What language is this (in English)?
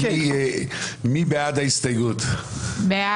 Hebrew